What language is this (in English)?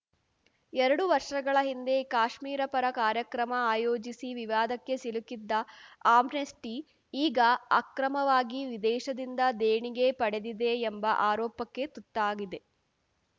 Kannada